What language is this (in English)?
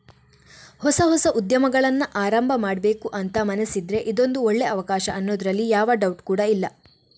Kannada